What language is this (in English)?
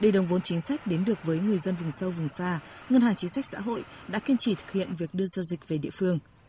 Vietnamese